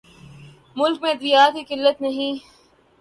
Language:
Urdu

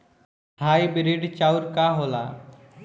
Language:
Bhojpuri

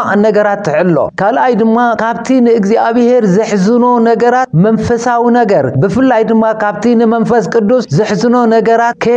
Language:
Arabic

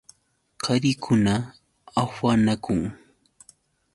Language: Yauyos Quechua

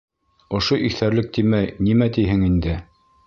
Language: Bashkir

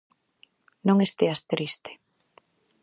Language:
Galician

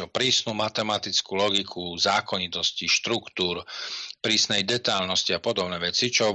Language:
Slovak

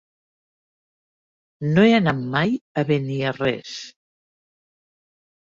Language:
Catalan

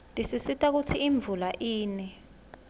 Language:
Swati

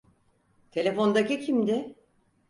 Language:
Turkish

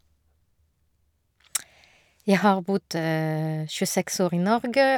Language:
Norwegian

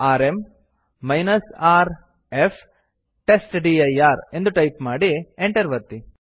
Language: Kannada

